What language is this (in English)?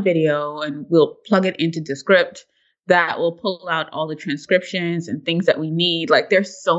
English